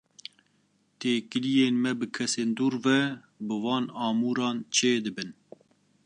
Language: Kurdish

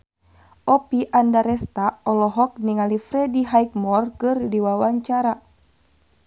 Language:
Sundanese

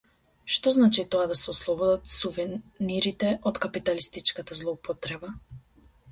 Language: Macedonian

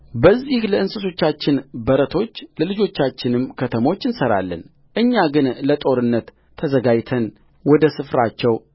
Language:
Amharic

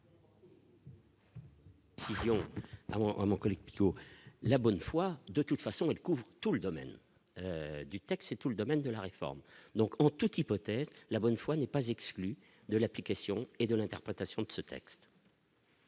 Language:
French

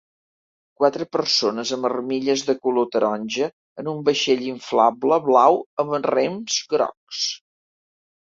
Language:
Catalan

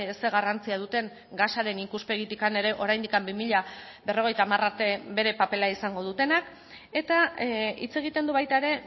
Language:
Basque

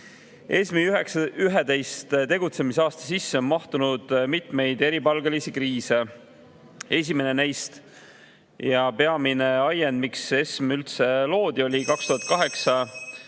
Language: Estonian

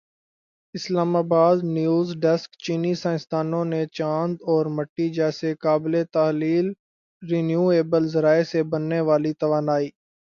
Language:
Urdu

